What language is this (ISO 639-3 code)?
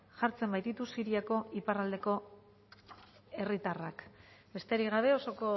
eus